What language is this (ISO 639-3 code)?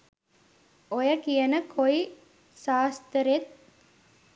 sin